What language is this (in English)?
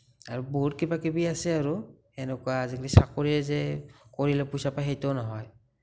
Assamese